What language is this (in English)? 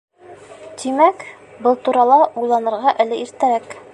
Bashkir